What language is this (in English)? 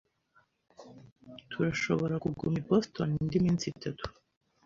Kinyarwanda